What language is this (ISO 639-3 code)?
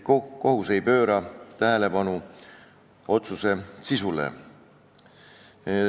est